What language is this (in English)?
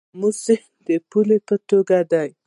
Pashto